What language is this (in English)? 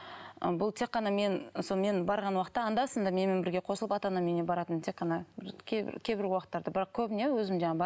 Kazakh